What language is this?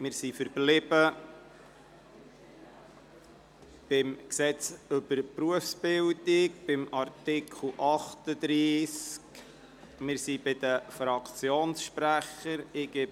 Swiss German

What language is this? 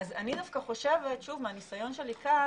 Hebrew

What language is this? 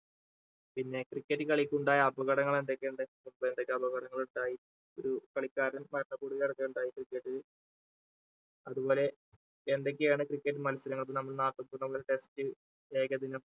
Malayalam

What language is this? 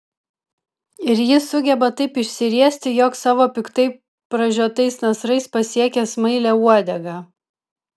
Lithuanian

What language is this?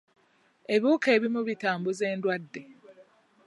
Ganda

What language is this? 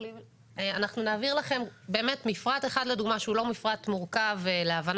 Hebrew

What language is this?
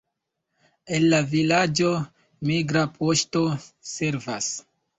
Esperanto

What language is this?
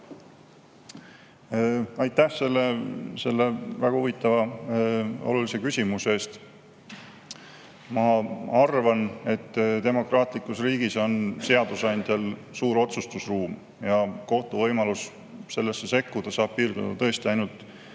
Estonian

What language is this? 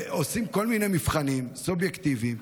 Hebrew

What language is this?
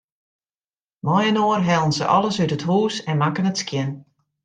Western Frisian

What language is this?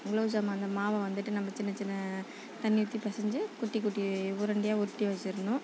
Tamil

